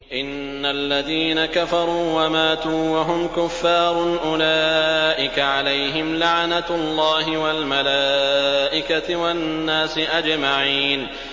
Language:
Arabic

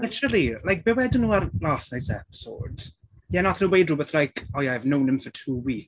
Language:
Welsh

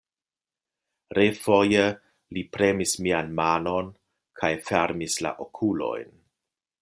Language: Esperanto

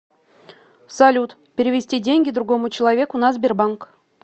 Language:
Russian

